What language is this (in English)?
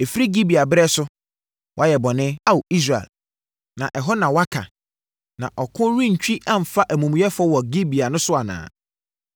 Akan